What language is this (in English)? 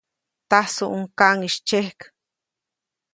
Copainalá Zoque